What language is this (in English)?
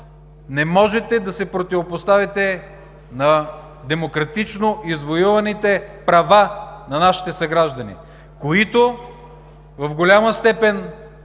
Bulgarian